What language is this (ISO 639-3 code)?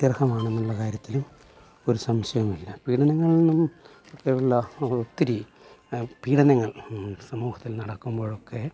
mal